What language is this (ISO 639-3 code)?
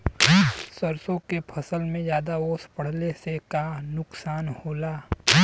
bho